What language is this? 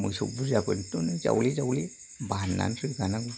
Bodo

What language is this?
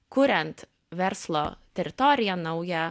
Lithuanian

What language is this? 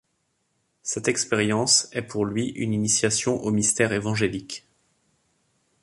French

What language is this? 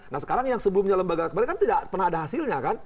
Indonesian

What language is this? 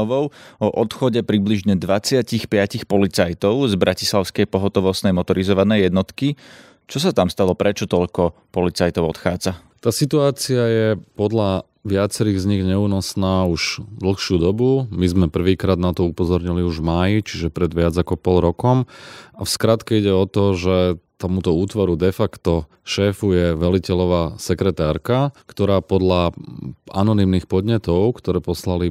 Slovak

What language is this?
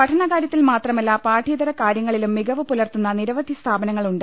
Malayalam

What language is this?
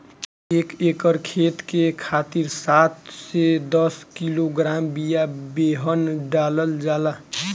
Bhojpuri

